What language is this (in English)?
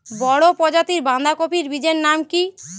Bangla